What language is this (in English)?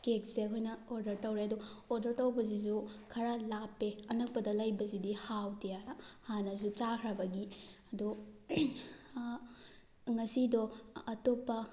Manipuri